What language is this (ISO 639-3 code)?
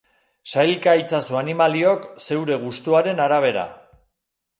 eus